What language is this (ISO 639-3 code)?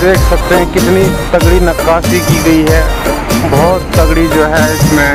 hin